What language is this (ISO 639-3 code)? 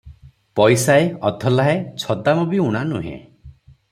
ori